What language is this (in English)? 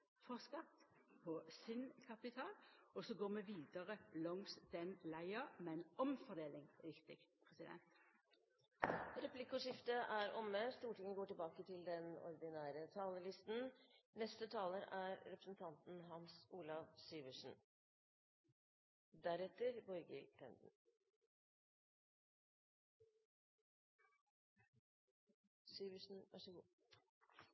Norwegian